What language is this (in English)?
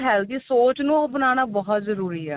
Punjabi